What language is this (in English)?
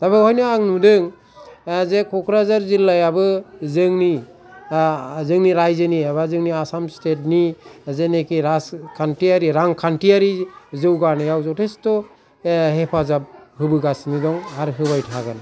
Bodo